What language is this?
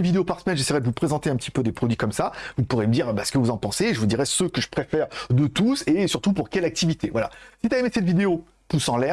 French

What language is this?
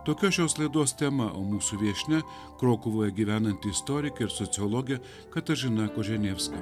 Lithuanian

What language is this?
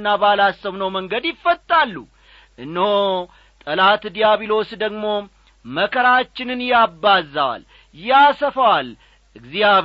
Amharic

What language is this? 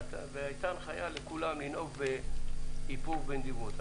Hebrew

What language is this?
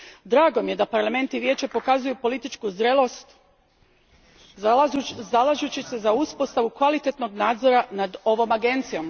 Croatian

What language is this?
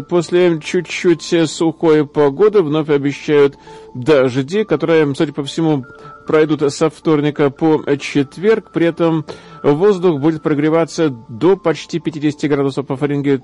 Russian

